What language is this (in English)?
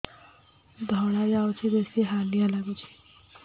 Odia